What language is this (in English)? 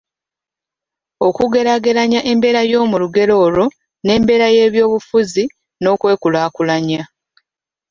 Ganda